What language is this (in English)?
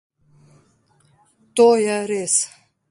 Slovenian